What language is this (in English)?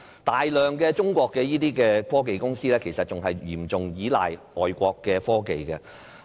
Cantonese